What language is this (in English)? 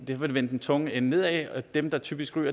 Danish